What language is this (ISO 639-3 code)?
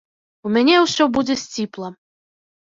bel